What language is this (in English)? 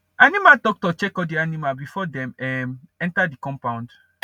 Nigerian Pidgin